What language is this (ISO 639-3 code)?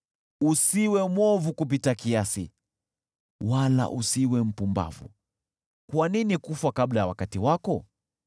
swa